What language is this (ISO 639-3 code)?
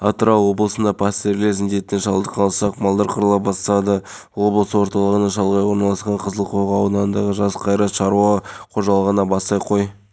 kaz